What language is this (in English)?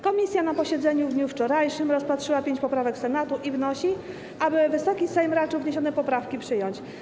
Polish